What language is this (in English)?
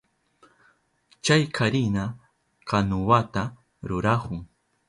Southern Pastaza Quechua